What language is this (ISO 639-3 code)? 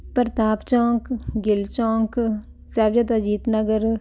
pan